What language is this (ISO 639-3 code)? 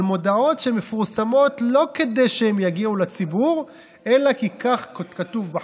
heb